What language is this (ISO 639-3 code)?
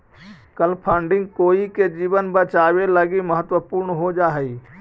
mag